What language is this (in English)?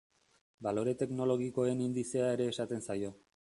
Basque